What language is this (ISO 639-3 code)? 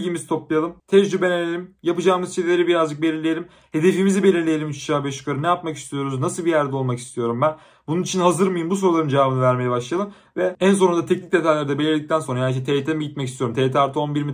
tur